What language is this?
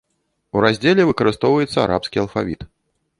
Belarusian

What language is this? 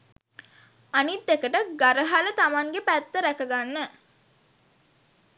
Sinhala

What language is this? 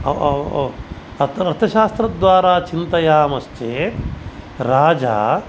Sanskrit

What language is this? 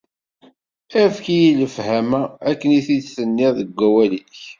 Kabyle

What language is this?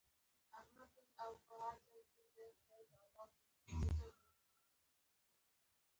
Pashto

